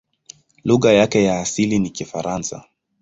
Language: Swahili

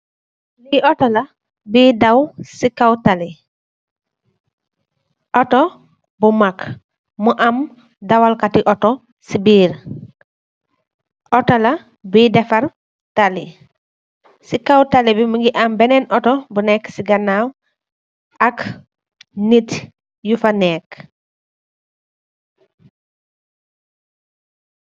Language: Wolof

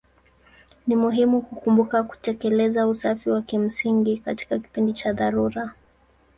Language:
Swahili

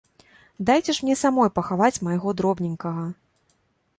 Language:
Belarusian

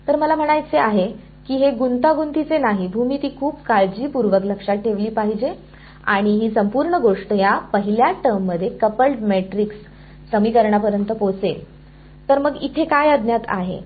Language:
Marathi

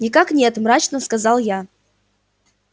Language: Russian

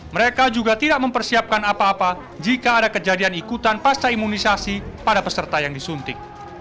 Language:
Indonesian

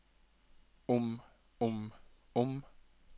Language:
Norwegian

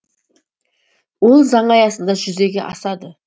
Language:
Kazakh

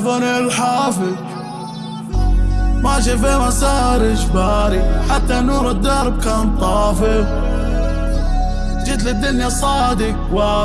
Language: Arabic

